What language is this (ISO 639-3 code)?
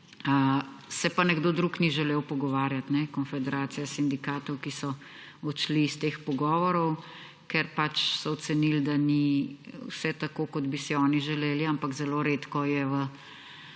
slv